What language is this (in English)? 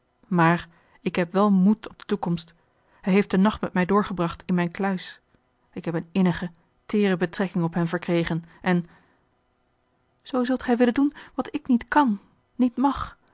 Dutch